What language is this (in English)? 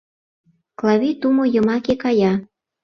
Mari